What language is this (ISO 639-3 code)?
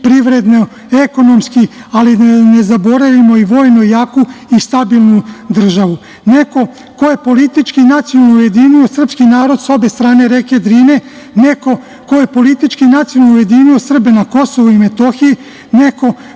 srp